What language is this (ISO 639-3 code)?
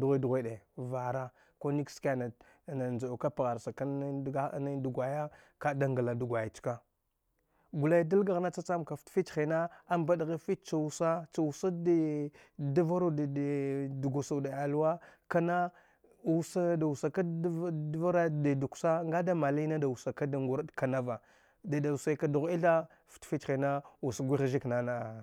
dgh